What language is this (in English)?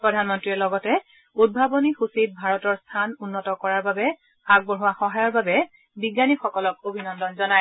Assamese